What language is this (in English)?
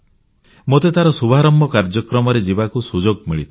Odia